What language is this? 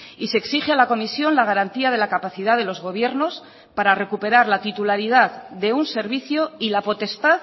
Spanish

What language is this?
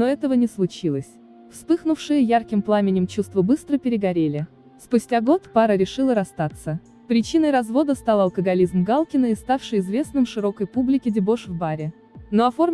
Russian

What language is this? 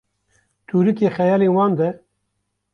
Kurdish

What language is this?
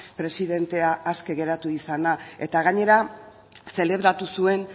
Basque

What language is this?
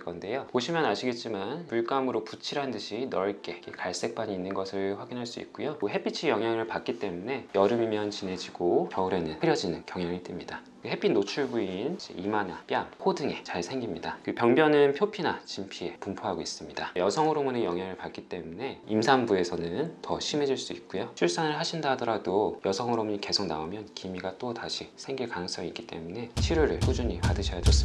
Korean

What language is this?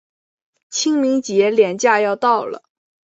Chinese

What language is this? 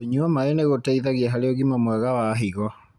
Kikuyu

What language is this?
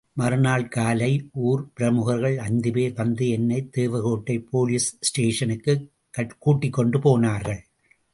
Tamil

